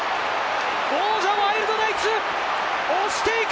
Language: Japanese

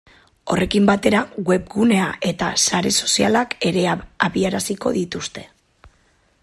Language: Basque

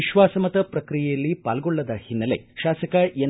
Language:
Kannada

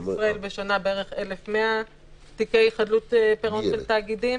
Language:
Hebrew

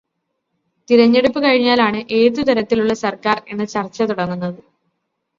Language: Malayalam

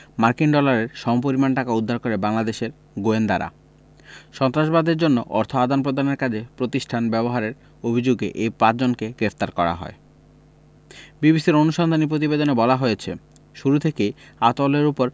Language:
Bangla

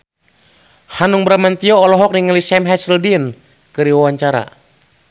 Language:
Sundanese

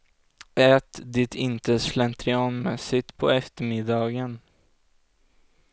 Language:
Swedish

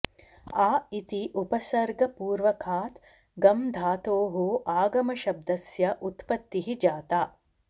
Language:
Sanskrit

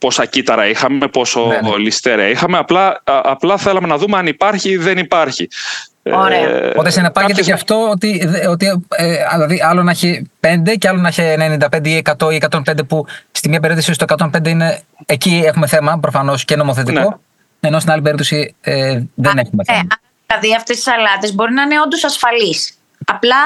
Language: Greek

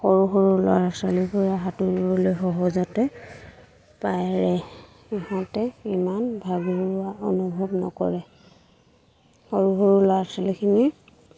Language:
Assamese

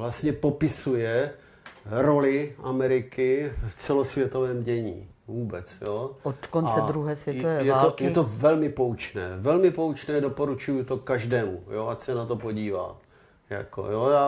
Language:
Czech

